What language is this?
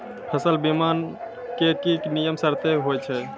Maithili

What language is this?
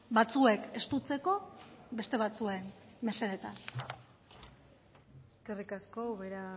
Basque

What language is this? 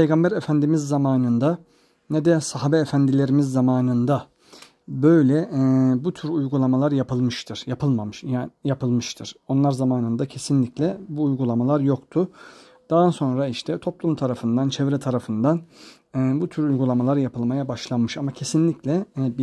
Turkish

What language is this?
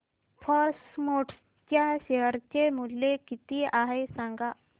Marathi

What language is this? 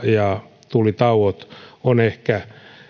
Finnish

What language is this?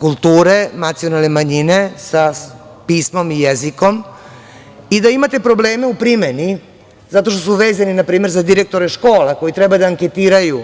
Serbian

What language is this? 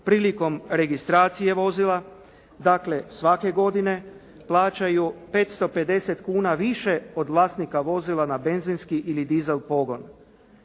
Croatian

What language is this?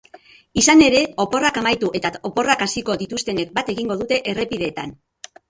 Basque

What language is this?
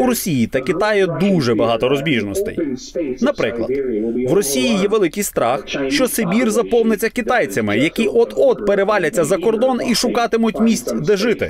Ukrainian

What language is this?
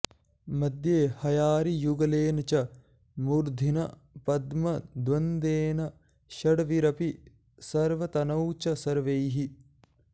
Sanskrit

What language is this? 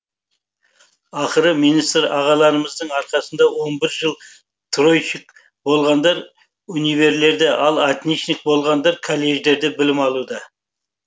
Kazakh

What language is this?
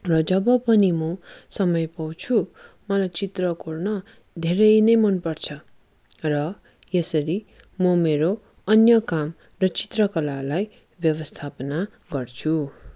Nepali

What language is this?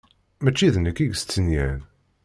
Kabyle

